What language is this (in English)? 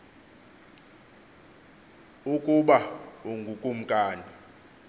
Xhosa